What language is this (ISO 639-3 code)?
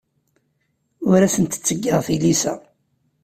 kab